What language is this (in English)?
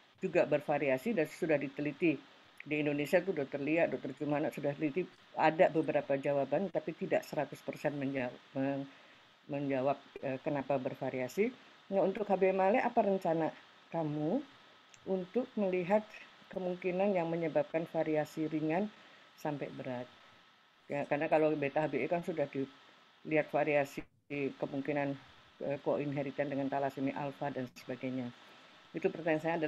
Indonesian